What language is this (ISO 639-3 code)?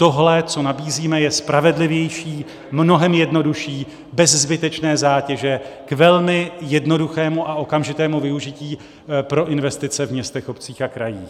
ces